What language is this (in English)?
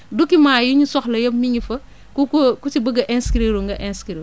Wolof